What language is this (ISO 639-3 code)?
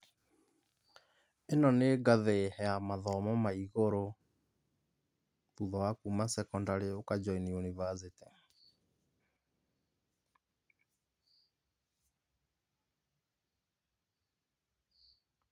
kik